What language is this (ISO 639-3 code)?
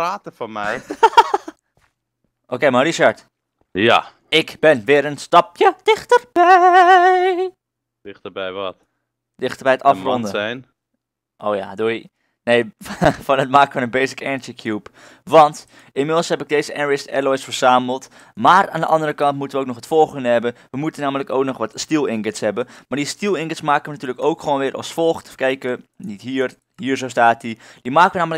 nld